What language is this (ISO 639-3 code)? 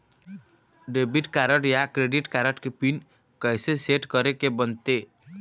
hne